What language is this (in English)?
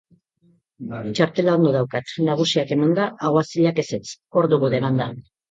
Basque